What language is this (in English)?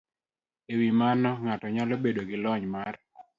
Luo (Kenya and Tanzania)